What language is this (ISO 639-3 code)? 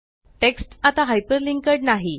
mar